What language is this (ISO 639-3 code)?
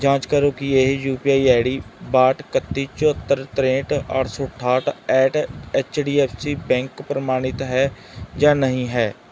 pan